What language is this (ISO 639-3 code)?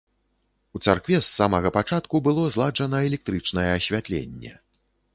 bel